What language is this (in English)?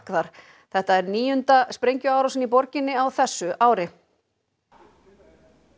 Icelandic